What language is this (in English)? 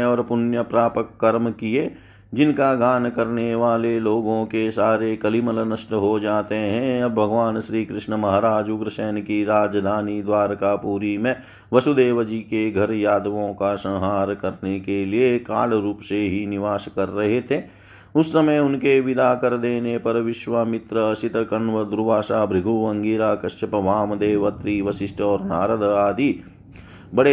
Hindi